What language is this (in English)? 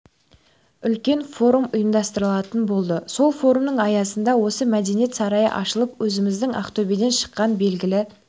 Kazakh